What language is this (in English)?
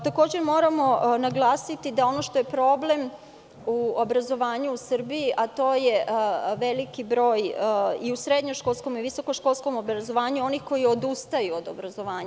Serbian